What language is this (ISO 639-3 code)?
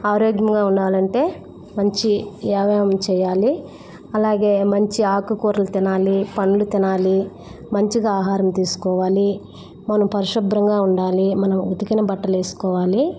tel